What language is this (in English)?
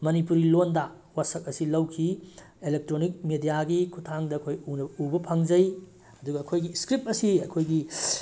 Manipuri